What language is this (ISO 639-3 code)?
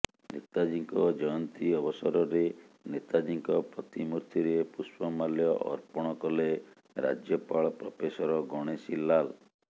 ori